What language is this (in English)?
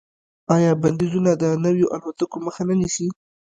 Pashto